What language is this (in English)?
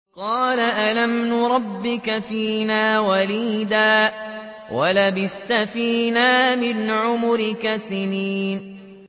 Arabic